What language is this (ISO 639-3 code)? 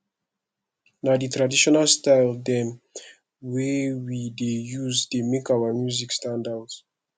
pcm